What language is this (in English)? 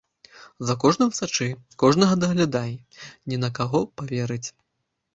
Belarusian